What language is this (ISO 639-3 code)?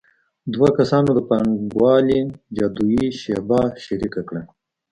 pus